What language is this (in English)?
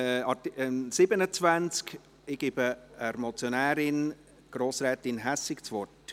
Swiss German